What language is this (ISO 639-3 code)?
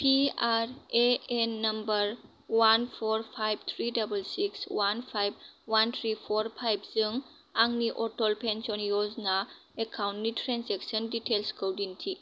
brx